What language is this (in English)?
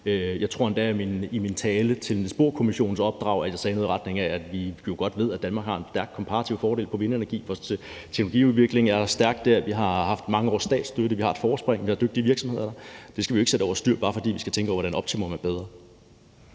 Danish